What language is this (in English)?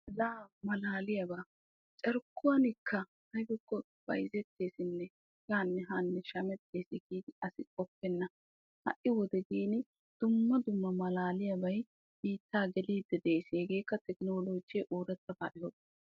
Wolaytta